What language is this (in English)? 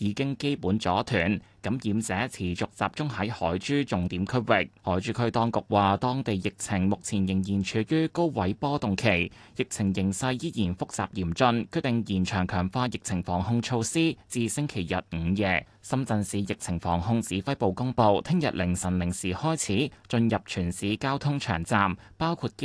Chinese